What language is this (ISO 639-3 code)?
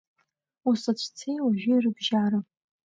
abk